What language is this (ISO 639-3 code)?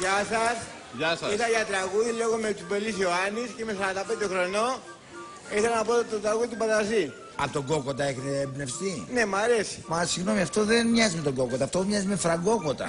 ell